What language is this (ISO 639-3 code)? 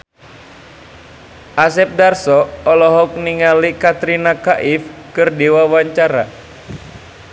sun